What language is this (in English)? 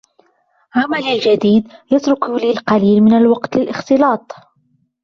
Arabic